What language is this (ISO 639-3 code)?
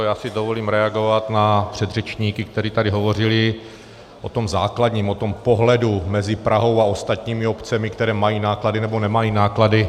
ces